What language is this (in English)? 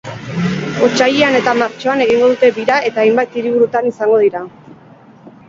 Basque